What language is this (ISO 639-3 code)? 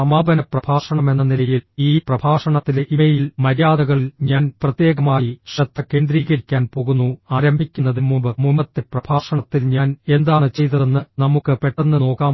mal